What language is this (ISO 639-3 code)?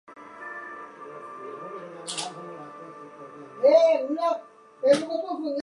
zho